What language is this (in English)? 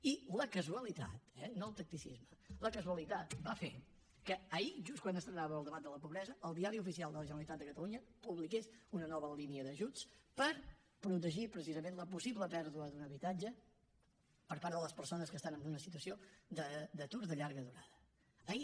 Catalan